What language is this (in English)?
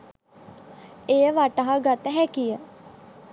Sinhala